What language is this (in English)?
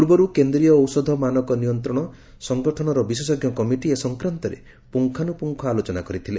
Odia